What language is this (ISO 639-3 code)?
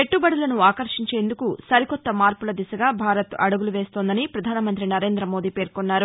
tel